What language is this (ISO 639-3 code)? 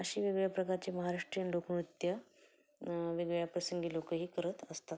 mar